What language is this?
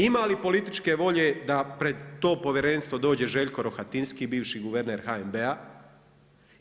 Croatian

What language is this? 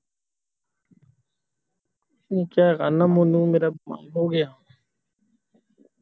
Punjabi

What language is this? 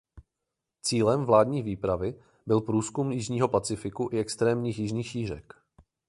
Czech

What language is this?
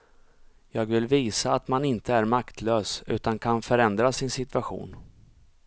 Swedish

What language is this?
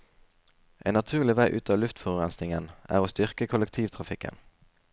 Norwegian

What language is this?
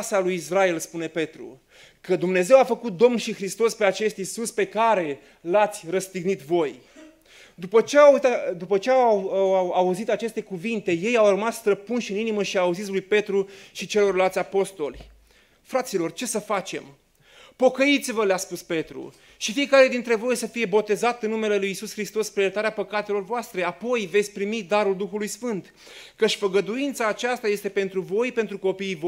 Romanian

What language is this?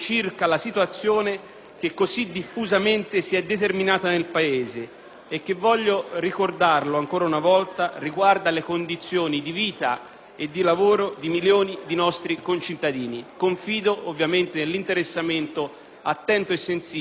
Italian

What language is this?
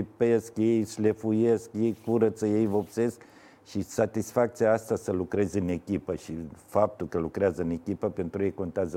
Romanian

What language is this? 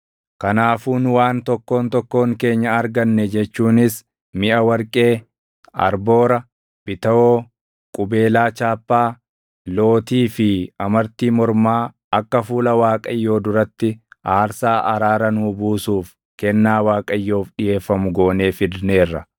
Oromo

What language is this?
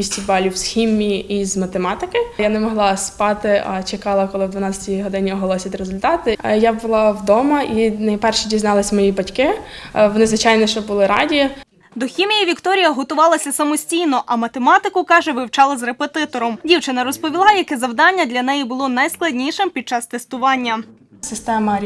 Ukrainian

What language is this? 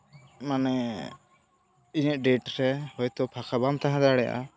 Santali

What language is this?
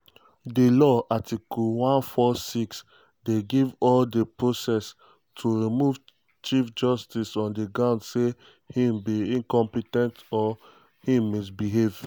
Nigerian Pidgin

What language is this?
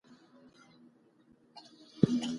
Pashto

